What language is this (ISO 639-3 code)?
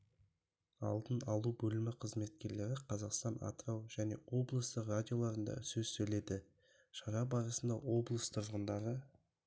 kaz